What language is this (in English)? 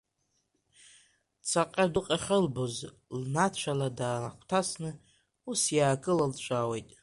Abkhazian